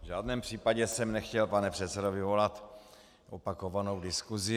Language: Czech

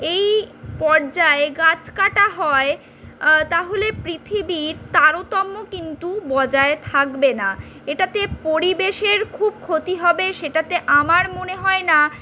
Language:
Bangla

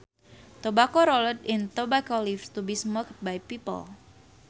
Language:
Sundanese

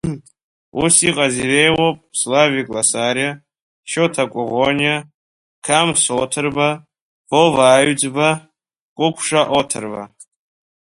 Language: Abkhazian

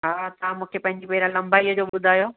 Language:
Sindhi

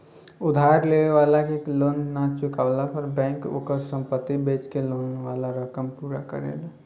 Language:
Bhojpuri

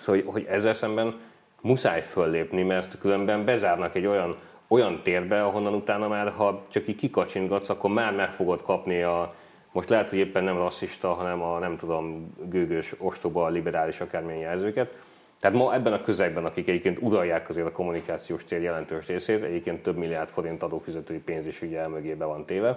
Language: Hungarian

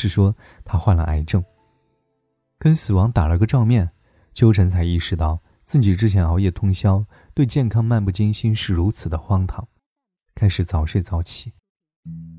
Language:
Chinese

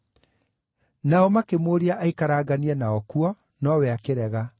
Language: Kikuyu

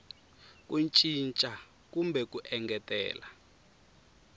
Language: Tsonga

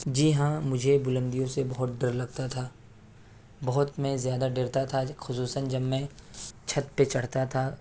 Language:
Urdu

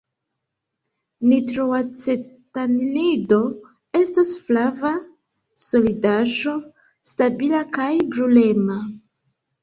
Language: Esperanto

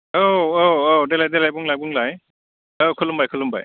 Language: Bodo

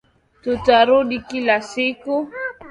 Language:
Swahili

